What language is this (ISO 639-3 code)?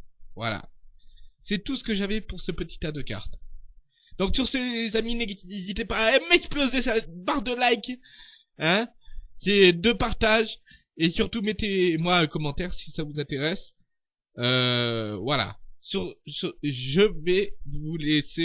fra